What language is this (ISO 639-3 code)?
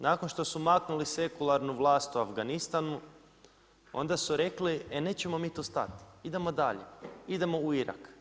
hrv